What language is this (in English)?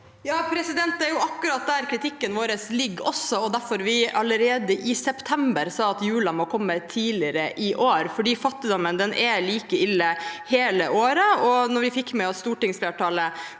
Norwegian